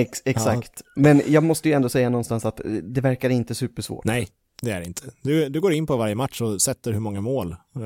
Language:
Swedish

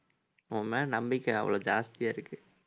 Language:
Tamil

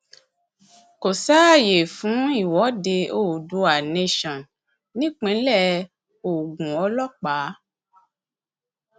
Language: Yoruba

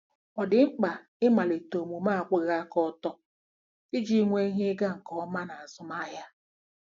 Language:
Igbo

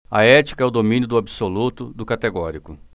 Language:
Portuguese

